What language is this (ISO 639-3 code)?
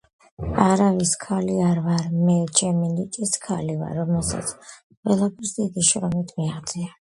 kat